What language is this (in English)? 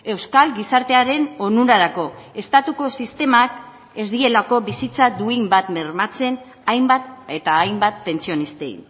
Basque